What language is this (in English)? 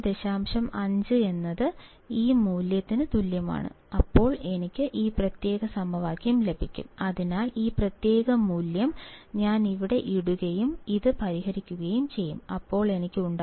Malayalam